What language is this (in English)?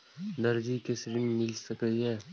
Maithili